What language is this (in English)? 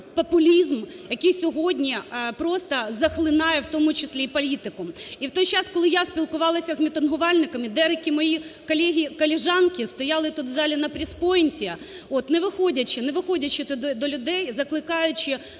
Ukrainian